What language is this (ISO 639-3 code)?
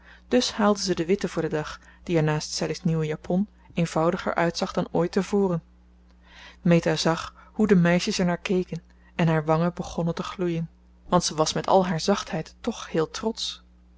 nld